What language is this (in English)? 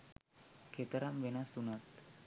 Sinhala